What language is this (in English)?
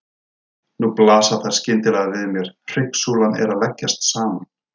Icelandic